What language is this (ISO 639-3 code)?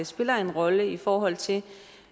dan